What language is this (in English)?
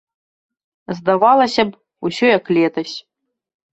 Belarusian